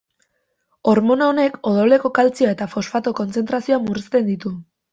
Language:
Basque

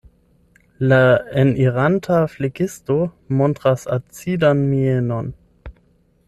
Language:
Esperanto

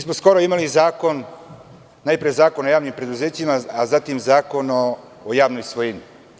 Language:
Serbian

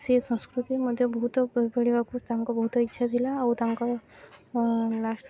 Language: Odia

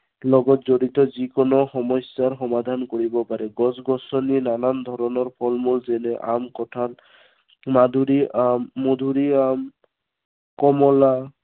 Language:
Assamese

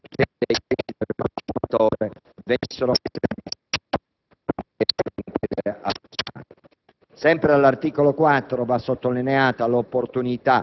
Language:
Italian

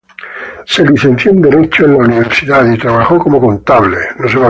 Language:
Spanish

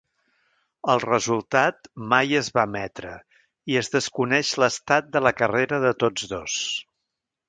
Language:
Catalan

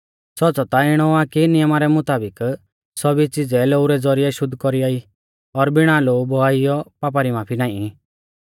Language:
Mahasu Pahari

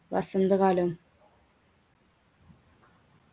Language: Malayalam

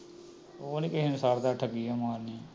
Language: Punjabi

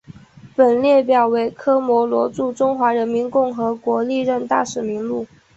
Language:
Chinese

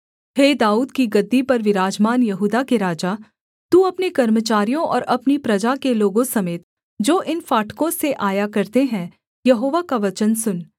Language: Hindi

